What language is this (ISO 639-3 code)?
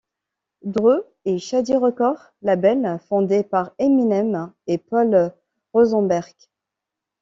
fra